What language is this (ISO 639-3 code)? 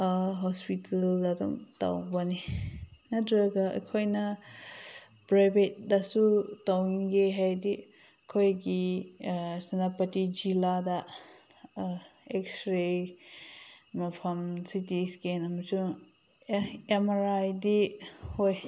mni